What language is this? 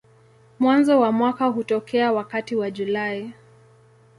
Swahili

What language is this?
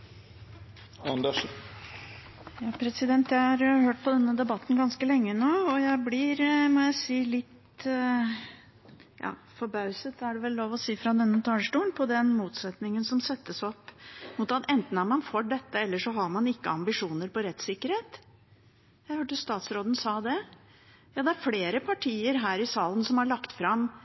Norwegian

